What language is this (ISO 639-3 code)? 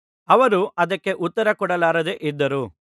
kan